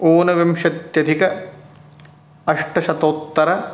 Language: Sanskrit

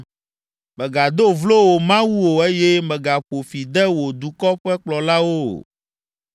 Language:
Ewe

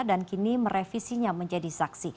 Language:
Indonesian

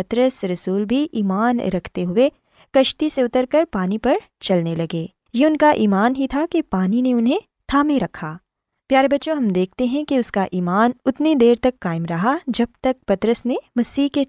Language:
Urdu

